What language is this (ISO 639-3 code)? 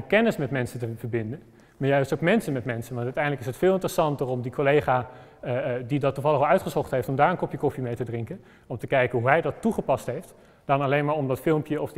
nld